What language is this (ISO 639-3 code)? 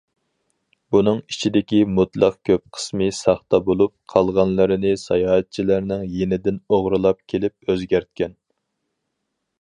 uig